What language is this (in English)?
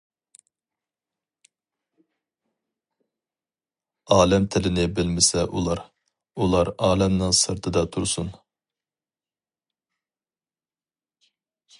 Uyghur